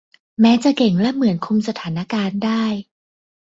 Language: Thai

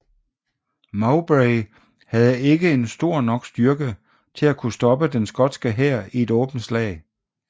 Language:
Danish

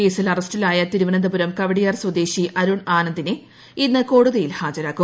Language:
Malayalam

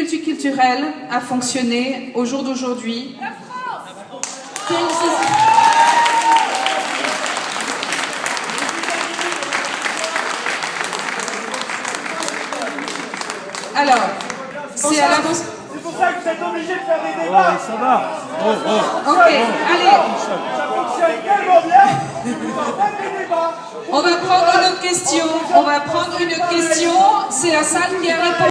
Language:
French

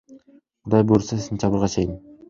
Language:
Kyrgyz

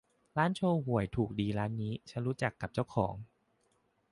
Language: Thai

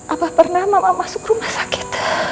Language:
Indonesian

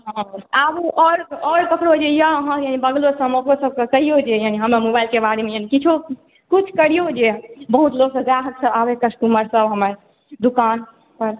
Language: Maithili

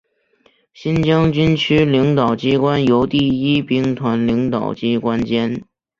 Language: Chinese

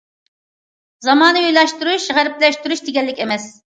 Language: Uyghur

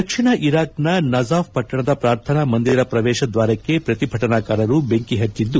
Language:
Kannada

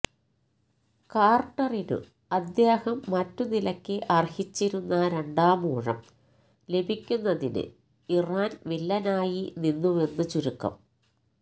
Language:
Malayalam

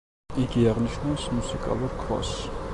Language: Georgian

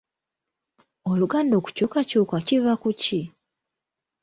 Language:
Ganda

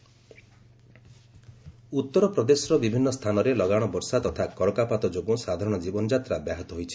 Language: Odia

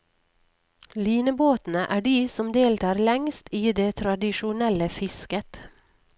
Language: Norwegian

